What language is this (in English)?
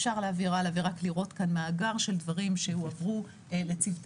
Hebrew